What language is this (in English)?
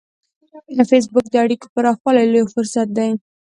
Pashto